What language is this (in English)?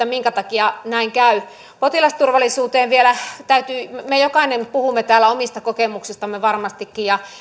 Finnish